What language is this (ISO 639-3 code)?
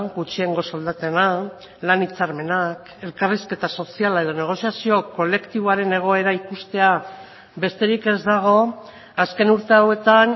eus